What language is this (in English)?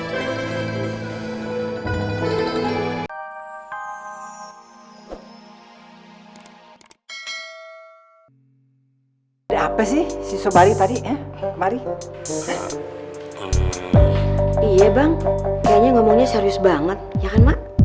Indonesian